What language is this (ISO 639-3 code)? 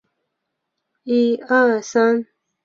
zho